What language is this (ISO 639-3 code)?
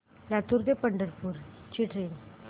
mar